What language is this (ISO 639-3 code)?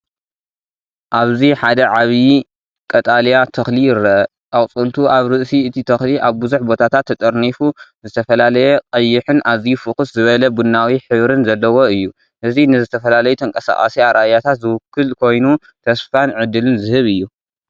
tir